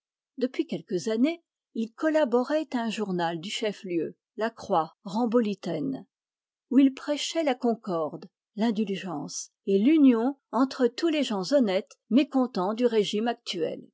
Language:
French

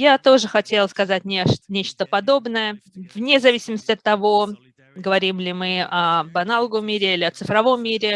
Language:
Russian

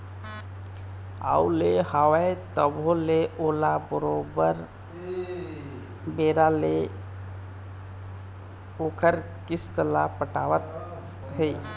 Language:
Chhattisgarhi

